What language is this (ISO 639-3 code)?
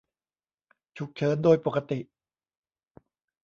tha